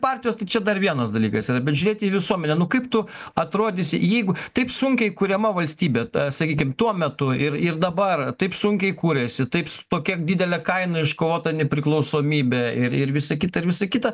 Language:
Lithuanian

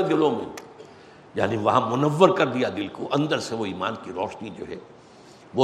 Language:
Urdu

